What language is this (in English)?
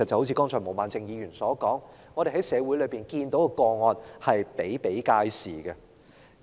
Cantonese